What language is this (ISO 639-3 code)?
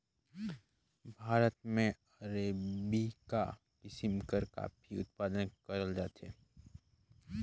hne